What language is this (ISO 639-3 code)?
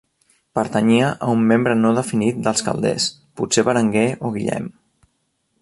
cat